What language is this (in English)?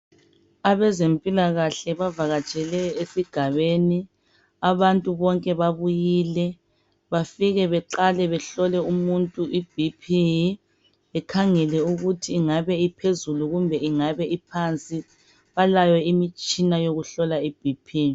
North Ndebele